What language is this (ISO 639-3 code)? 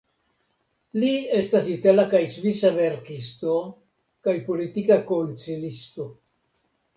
epo